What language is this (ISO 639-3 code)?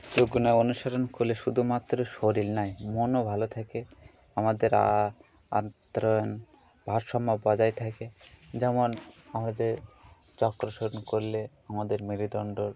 ben